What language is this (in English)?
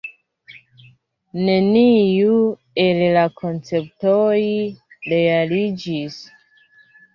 Esperanto